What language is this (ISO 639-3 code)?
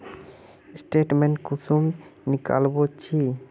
mag